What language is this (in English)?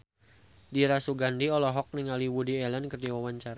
Sundanese